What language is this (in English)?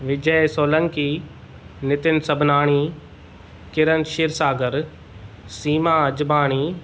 Sindhi